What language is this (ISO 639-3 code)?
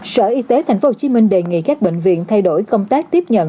vie